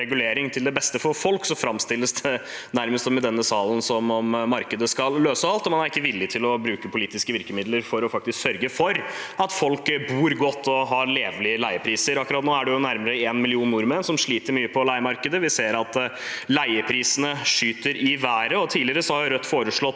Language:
Norwegian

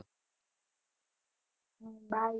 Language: Gujarati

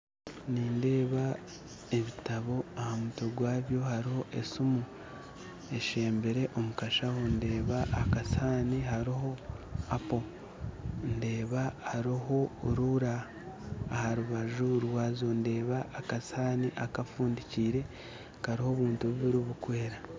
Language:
Nyankole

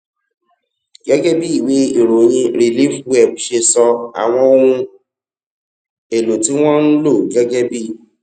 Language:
Yoruba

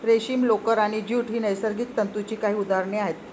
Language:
Marathi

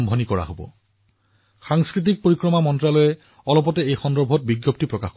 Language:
Assamese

